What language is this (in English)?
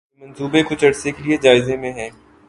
Urdu